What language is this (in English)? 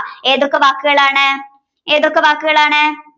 Malayalam